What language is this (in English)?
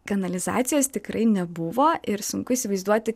Lithuanian